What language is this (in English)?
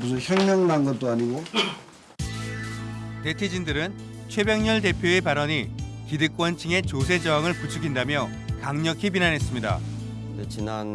Korean